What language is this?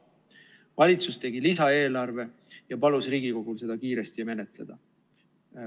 Estonian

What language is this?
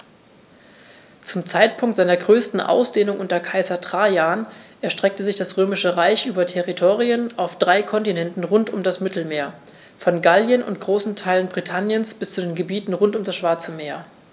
German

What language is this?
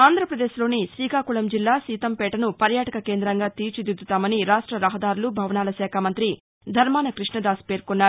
Telugu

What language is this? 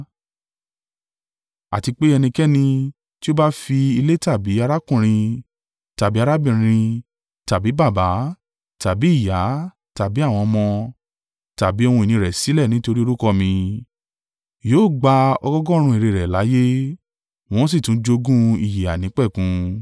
Yoruba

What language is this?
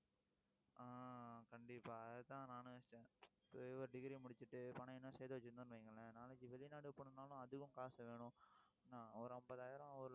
Tamil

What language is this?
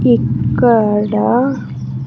Telugu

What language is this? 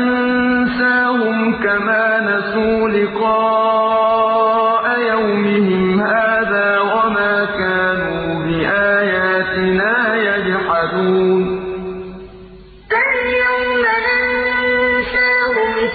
Arabic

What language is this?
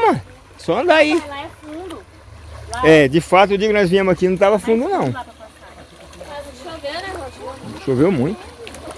Portuguese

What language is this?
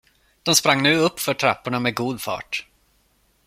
Swedish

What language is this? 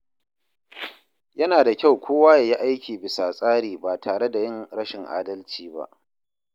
Hausa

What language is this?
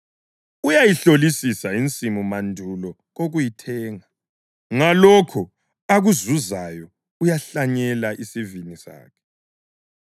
North Ndebele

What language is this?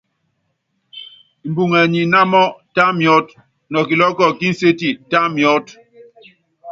Yangben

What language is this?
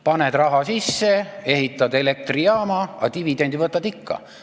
Estonian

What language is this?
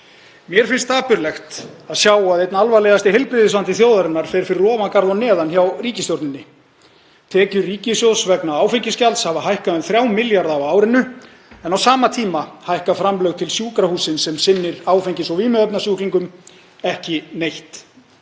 Icelandic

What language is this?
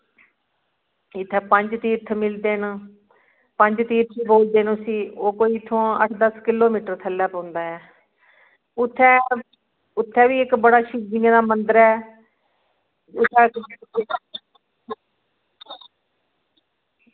Dogri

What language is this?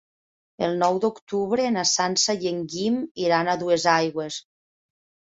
Catalan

